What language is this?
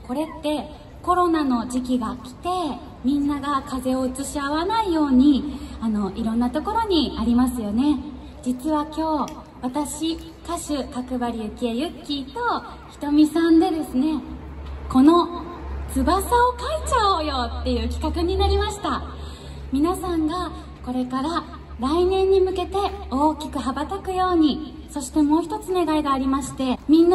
Japanese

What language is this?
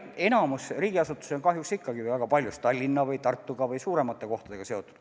Estonian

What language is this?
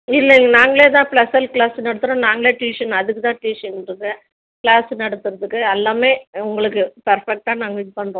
Tamil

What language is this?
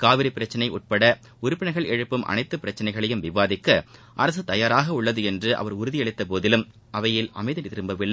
Tamil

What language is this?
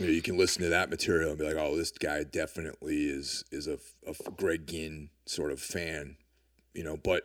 English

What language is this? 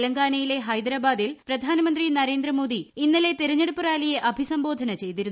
Malayalam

